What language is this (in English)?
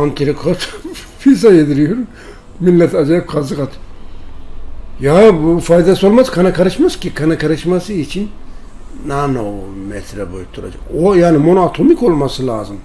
Turkish